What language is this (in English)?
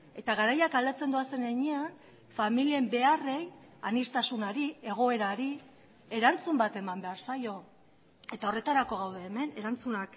Basque